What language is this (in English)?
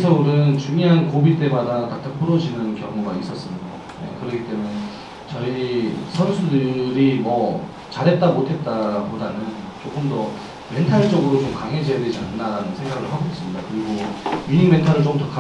Korean